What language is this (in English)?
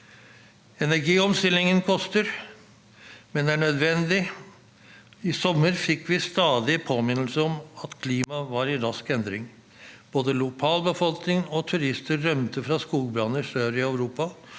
Norwegian